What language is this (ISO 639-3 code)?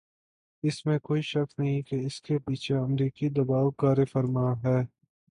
urd